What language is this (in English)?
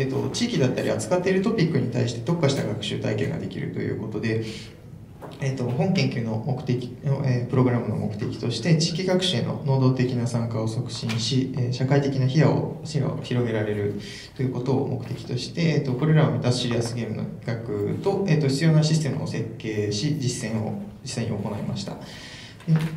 Japanese